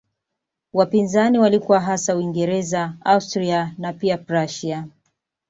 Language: Swahili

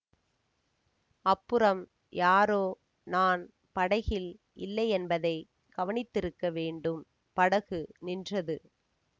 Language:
Tamil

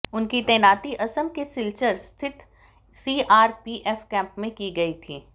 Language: Hindi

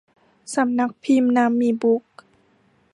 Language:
Thai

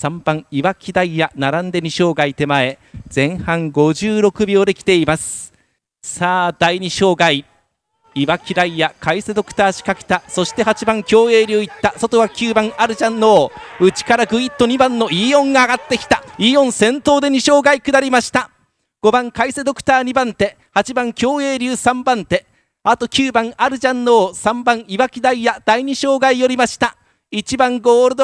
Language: Japanese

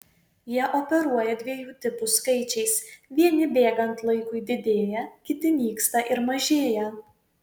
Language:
Lithuanian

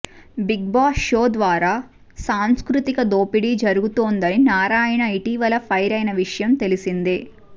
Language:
Telugu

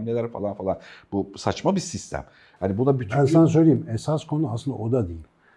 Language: Turkish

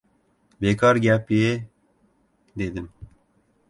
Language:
Uzbek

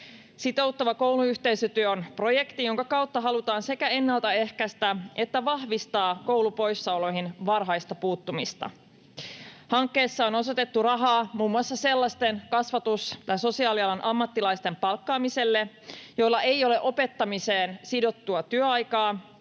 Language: Finnish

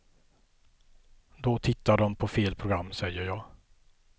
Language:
Swedish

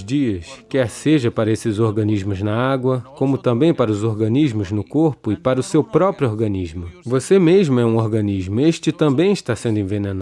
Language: Portuguese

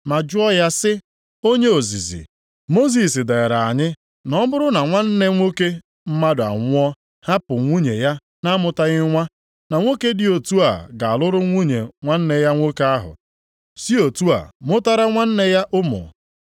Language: Igbo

